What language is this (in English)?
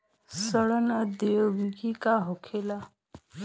Bhojpuri